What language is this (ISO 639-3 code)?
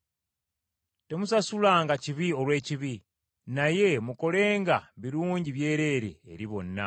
lug